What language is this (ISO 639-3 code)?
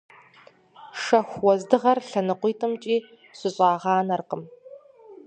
kbd